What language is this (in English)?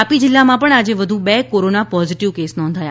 Gujarati